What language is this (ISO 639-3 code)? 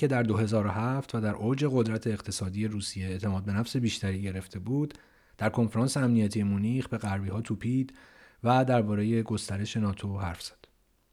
fas